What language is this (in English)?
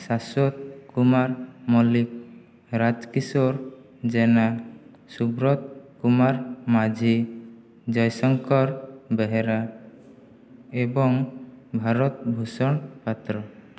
Odia